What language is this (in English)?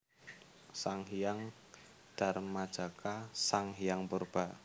Javanese